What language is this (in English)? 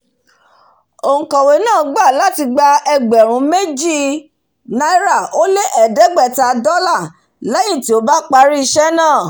Yoruba